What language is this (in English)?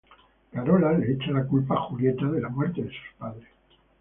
Spanish